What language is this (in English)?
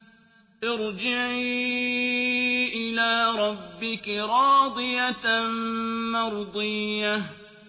Arabic